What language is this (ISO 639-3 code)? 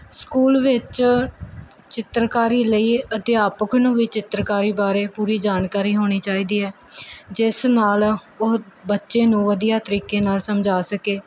pan